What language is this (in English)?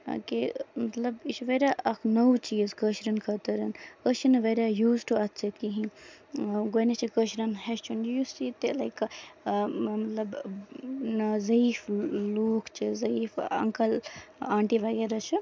Kashmiri